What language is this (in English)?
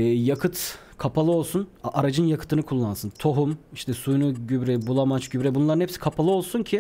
Turkish